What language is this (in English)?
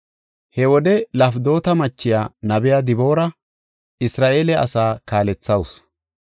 Gofa